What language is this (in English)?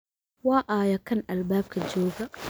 Somali